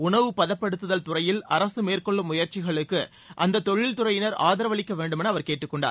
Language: Tamil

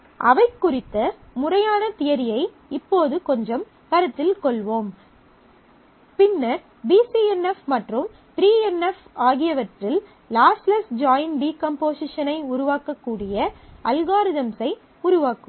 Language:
Tamil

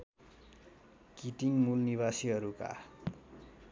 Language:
Nepali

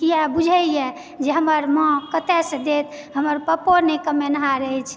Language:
Maithili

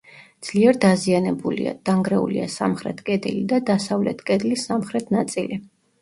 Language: Georgian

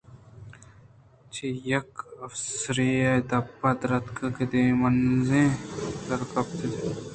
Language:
Eastern Balochi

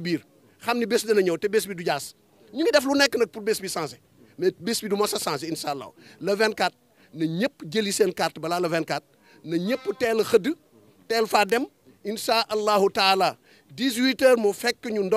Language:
French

